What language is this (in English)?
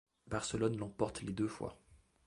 French